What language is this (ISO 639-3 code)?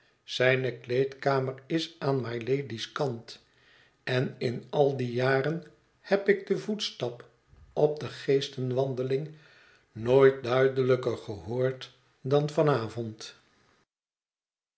nld